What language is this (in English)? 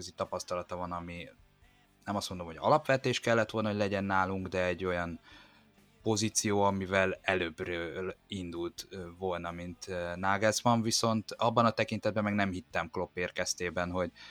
Hungarian